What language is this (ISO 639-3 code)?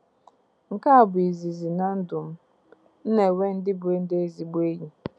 ibo